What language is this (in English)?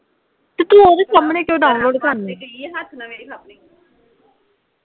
Punjabi